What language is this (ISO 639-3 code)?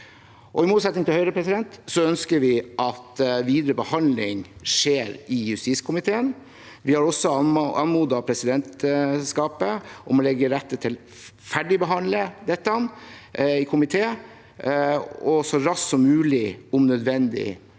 nor